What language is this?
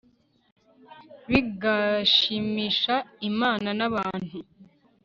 Kinyarwanda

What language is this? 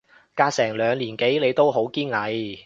Cantonese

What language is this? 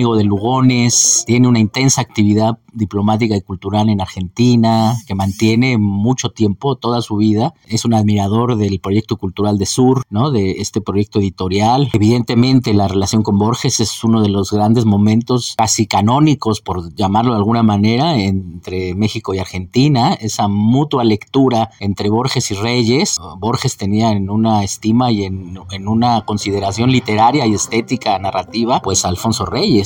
Spanish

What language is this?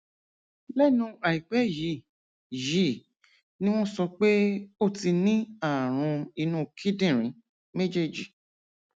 Yoruba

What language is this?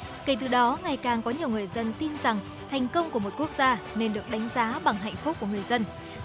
Vietnamese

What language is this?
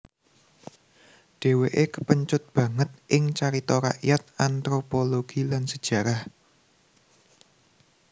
Javanese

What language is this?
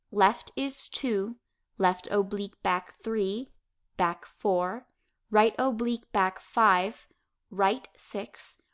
English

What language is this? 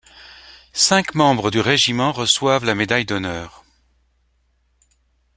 French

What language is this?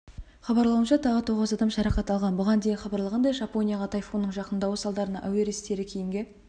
Kazakh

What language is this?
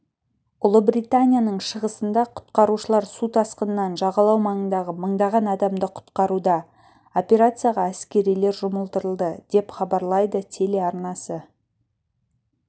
Kazakh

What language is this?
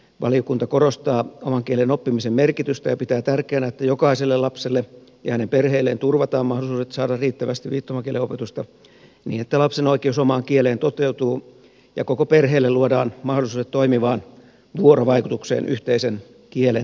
Finnish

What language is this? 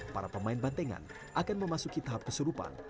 Indonesian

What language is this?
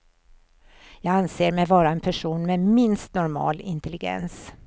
Swedish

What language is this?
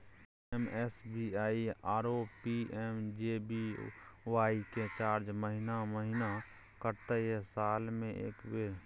Maithili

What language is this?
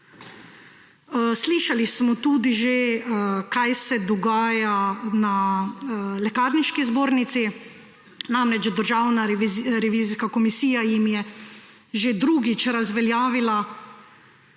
Slovenian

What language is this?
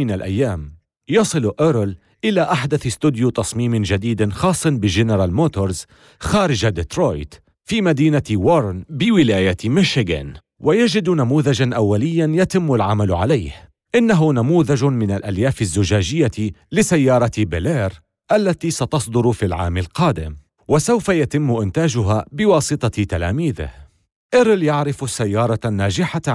Arabic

